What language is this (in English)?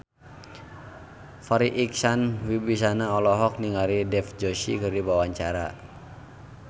Sundanese